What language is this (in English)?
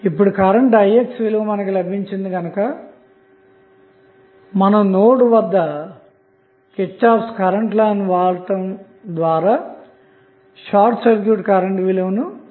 Telugu